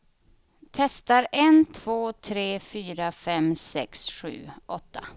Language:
Swedish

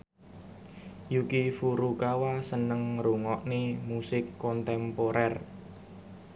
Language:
Javanese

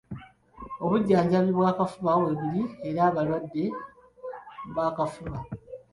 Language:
Ganda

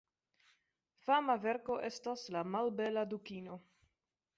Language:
Esperanto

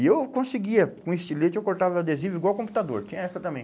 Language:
Portuguese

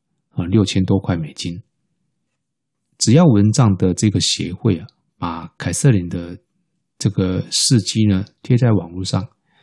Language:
Chinese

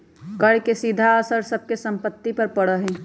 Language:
Magahi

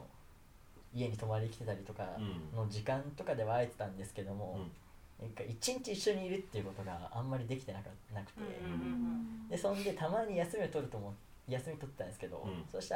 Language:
Japanese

